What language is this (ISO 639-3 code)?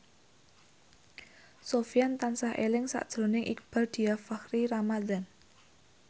jav